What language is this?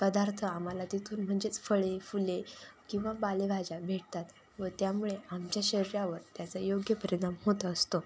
Marathi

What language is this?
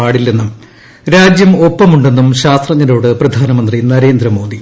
Malayalam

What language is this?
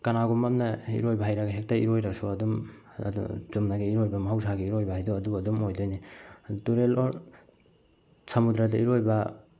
Manipuri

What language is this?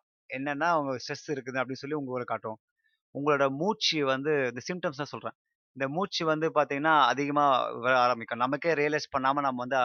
Tamil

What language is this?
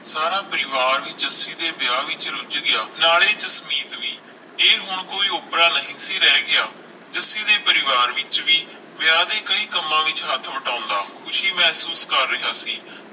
Punjabi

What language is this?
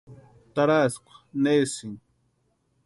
Western Highland Purepecha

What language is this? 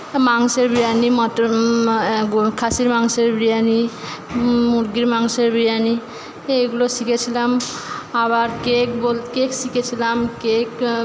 Bangla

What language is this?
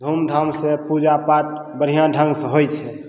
Maithili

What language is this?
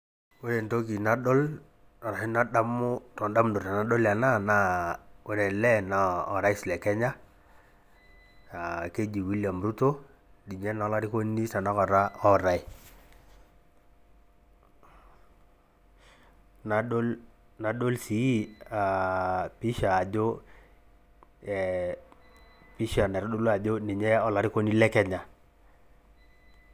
Masai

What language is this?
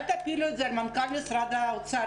Hebrew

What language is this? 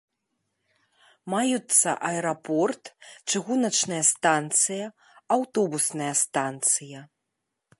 Belarusian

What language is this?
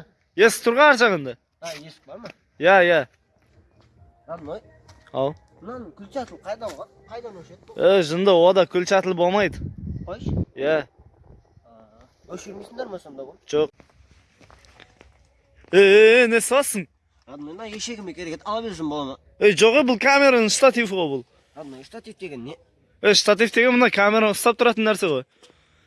Kazakh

